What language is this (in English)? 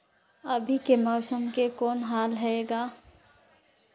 Chhattisgarhi